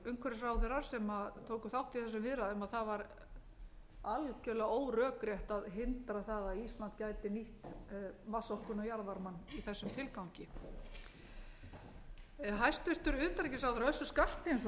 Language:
Icelandic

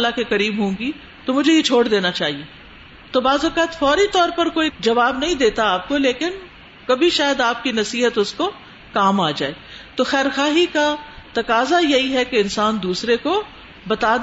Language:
Urdu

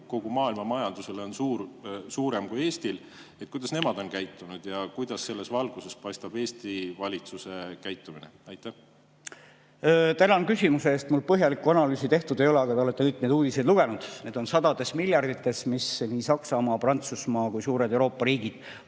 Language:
Estonian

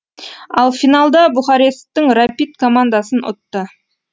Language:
Kazakh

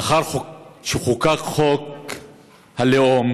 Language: Hebrew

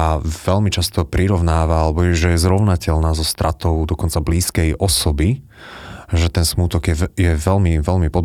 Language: Slovak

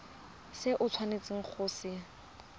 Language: Tswana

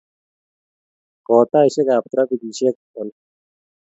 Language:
Kalenjin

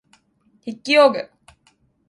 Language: Japanese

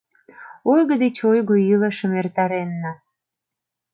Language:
Mari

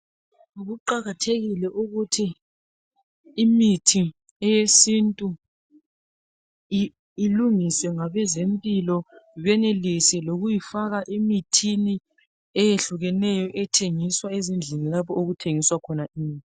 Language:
North Ndebele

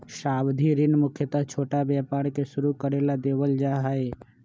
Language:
Magahi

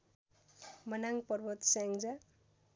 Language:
Nepali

